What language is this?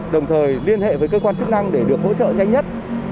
Vietnamese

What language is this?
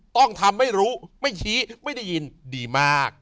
Thai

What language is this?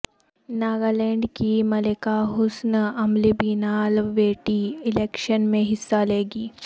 Urdu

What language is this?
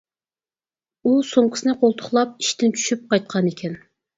Uyghur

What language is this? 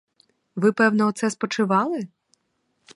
Ukrainian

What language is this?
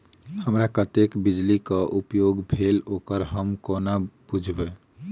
Maithili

